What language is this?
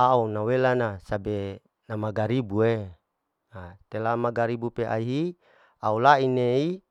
Larike-Wakasihu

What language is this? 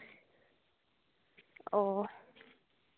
Santali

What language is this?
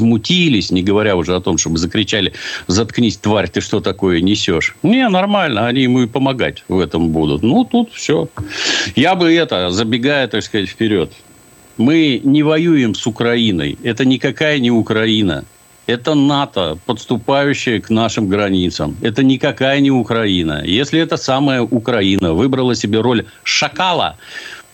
Russian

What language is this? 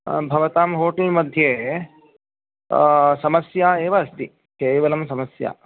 Sanskrit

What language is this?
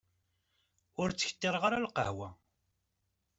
Kabyle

